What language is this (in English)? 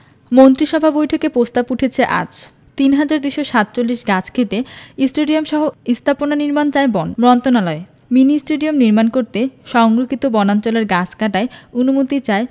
Bangla